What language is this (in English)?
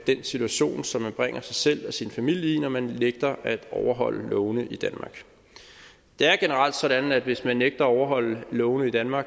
Danish